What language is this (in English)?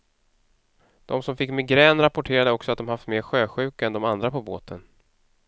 Swedish